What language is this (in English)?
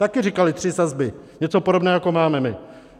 Czech